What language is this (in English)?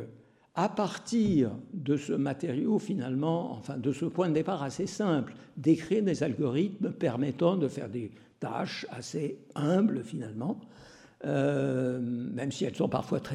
French